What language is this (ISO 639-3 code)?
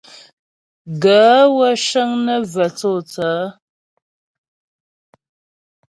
bbj